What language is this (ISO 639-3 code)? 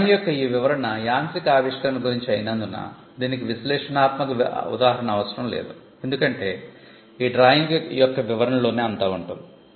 tel